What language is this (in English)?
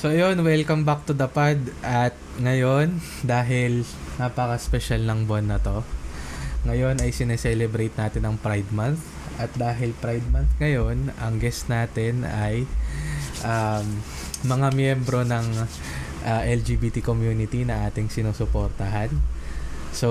Filipino